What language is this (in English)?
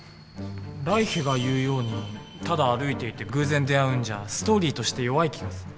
Japanese